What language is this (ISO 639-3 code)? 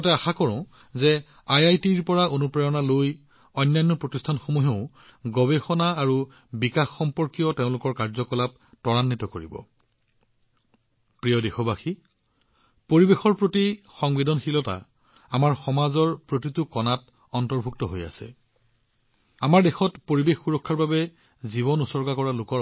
asm